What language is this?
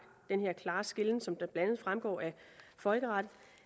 Danish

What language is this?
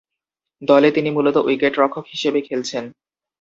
Bangla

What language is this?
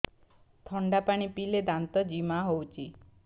Odia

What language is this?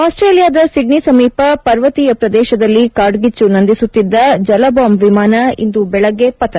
Kannada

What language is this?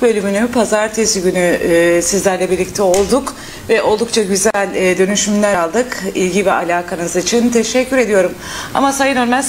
Turkish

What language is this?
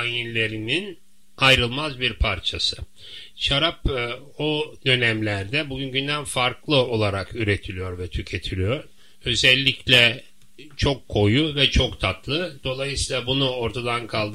Turkish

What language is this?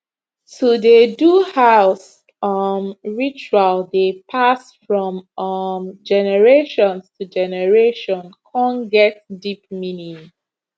Nigerian Pidgin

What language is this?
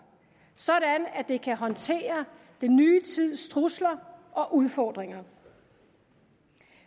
Danish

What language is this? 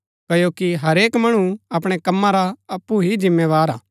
Gaddi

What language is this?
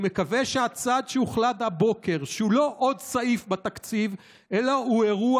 Hebrew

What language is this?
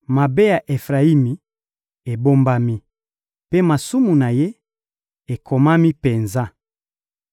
Lingala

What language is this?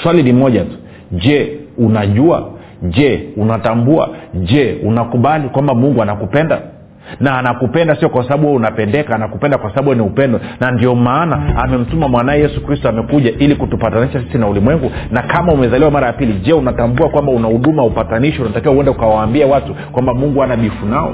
Swahili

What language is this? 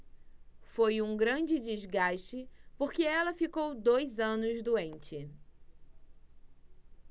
Portuguese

